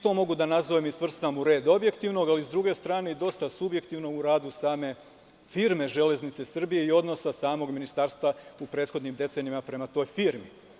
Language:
Serbian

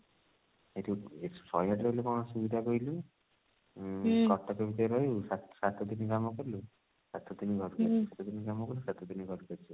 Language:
Odia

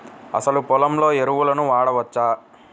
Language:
Telugu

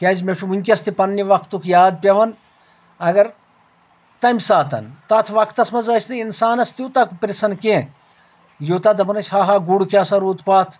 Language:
Kashmiri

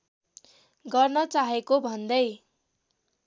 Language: Nepali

